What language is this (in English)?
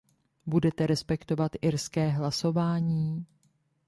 Czech